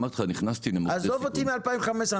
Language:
Hebrew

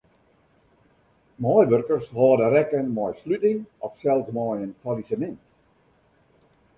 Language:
Western Frisian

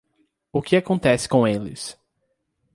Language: Portuguese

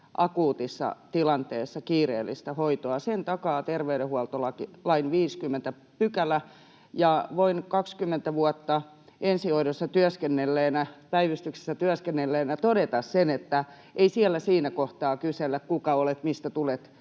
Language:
Finnish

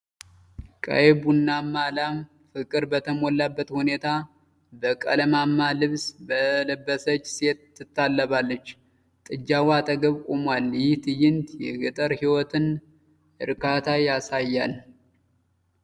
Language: Amharic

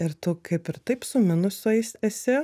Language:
Lithuanian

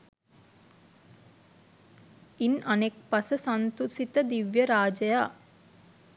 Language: Sinhala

